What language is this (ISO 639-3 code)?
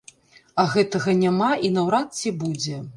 bel